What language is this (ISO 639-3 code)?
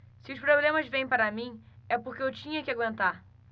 por